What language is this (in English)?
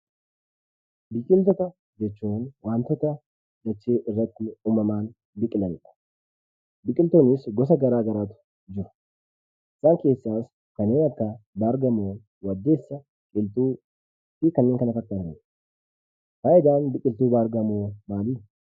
Oromo